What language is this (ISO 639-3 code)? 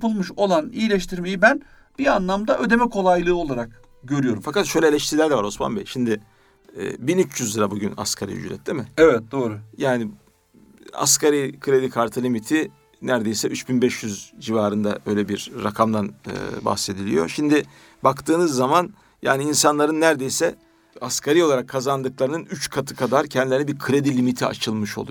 tur